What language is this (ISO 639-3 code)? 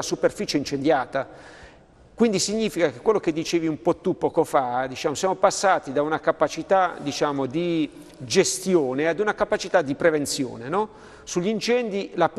ita